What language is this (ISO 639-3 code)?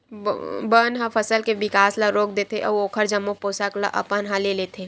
hne